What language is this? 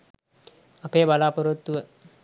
Sinhala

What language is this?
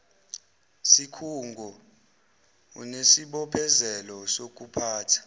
Zulu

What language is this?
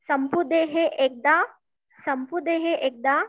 Marathi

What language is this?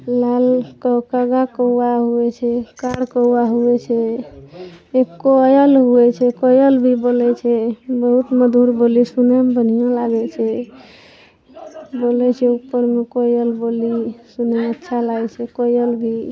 Maithili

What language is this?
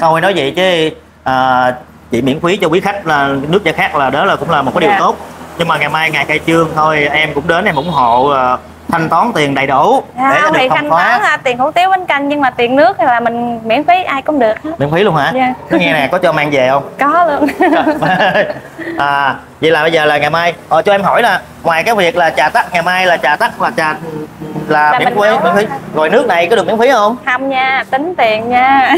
Vietnamese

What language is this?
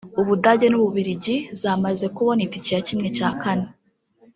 Kinyarwanda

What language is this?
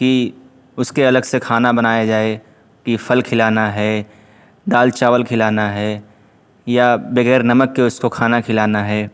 Urdu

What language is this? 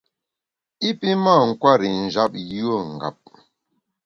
Bamun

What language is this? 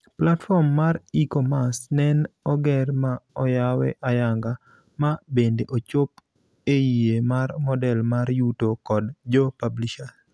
Luo (Kenya and Tanzania)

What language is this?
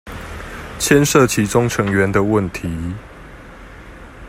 Chinese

